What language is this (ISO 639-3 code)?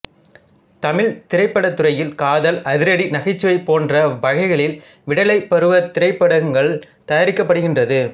tam